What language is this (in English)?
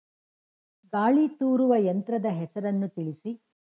Kannada